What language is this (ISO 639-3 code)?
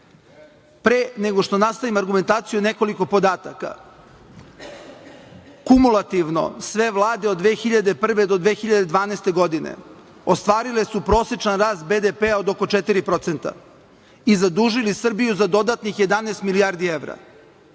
srp